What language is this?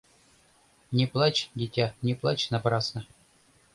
Mari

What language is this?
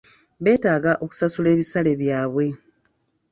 Ganda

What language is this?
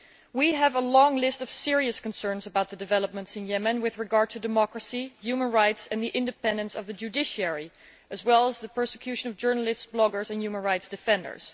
English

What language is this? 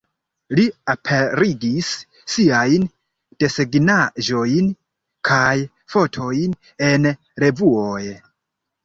Esperanto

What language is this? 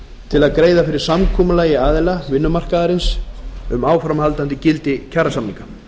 Icelandic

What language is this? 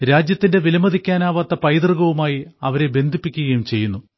Malayalam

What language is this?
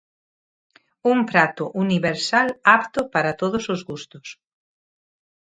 Galician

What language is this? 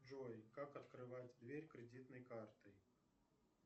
Russian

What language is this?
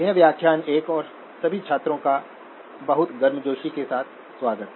Hindi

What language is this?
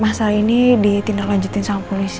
Indonesian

